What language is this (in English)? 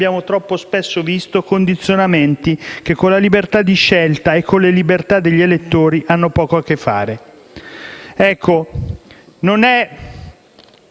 Italian